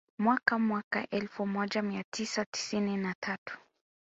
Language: Swahili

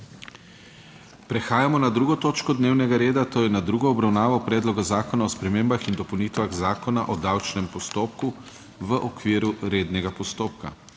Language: Slovenian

